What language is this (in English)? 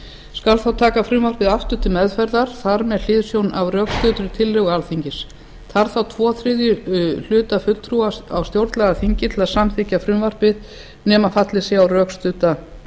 Icelandic